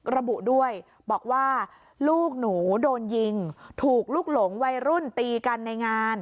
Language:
Thai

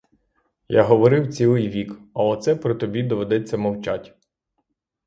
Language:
Ukrainian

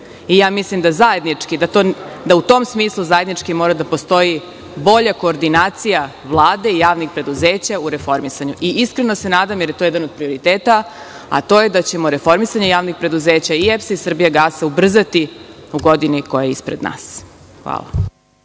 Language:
Serbian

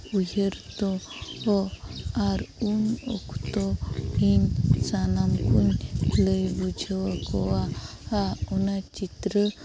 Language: Santali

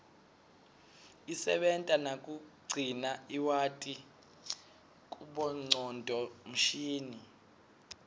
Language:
Swati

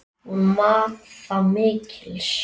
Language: Icelandic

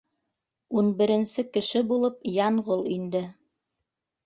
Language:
Bashkir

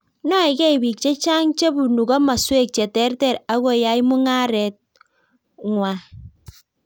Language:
Kalenjin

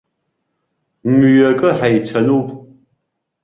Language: Abkhazian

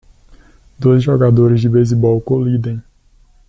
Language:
Portuguese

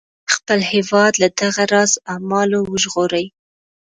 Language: Pashto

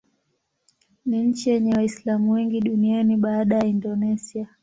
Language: Swahili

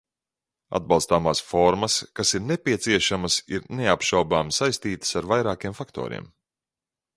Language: Latvian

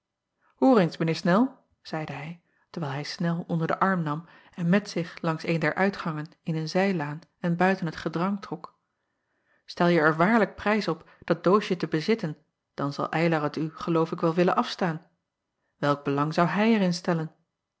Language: Dutch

